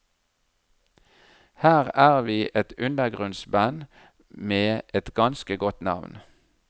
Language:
Norwegian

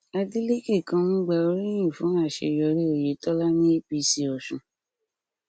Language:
Yoruba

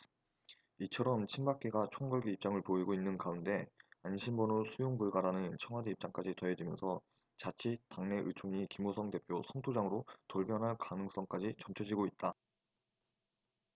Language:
Korean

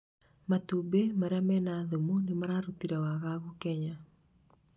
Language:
Kikuyu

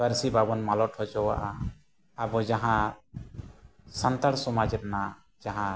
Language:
Santali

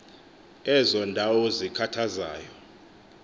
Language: Xhosa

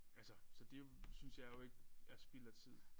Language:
Danish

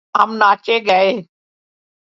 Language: Urdu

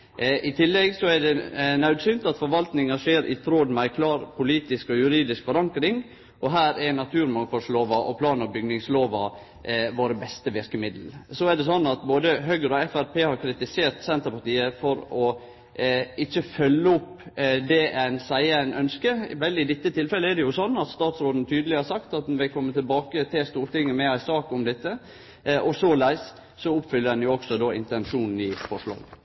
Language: Norwegian Nynorsk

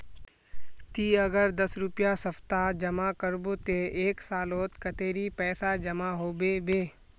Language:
Magahi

